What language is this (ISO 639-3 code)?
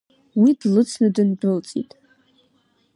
abk